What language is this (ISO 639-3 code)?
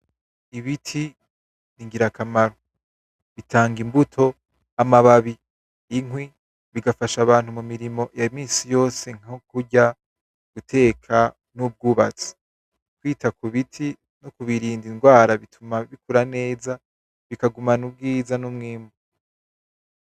run